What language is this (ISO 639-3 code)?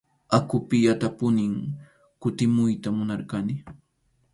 qxu